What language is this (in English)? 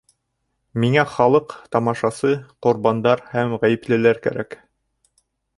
Bashkir